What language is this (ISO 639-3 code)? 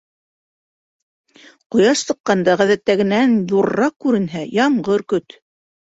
bak